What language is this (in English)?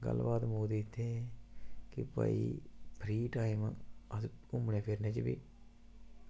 Dogri